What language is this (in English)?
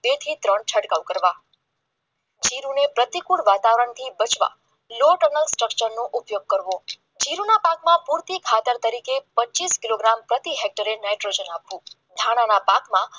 Gujarati